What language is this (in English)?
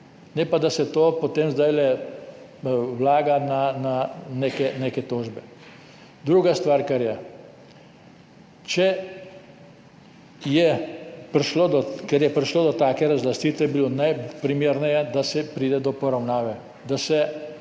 Slovenian